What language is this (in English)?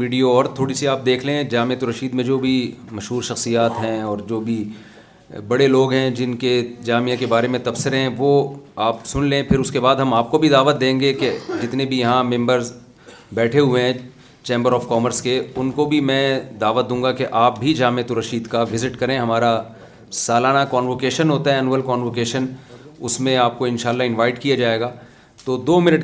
Urdu